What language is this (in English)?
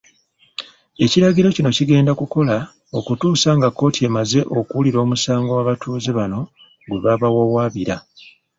Ganda